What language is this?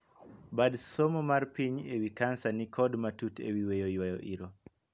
Luo (Kenya and Tanzania)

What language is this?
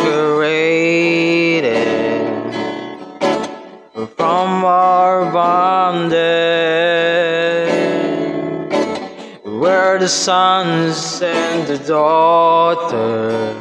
English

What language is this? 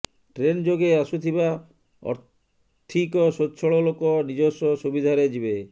Odia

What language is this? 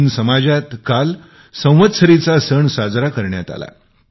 Marathi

